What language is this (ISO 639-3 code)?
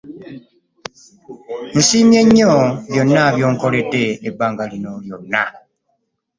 lug